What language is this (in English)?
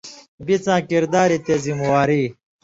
Indus Kohistani